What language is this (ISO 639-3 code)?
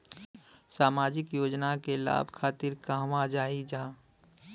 bho